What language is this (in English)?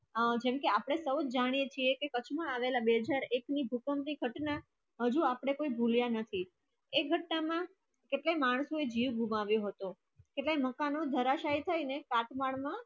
Gujarati